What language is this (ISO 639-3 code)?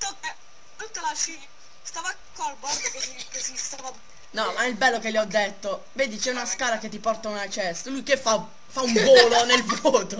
ita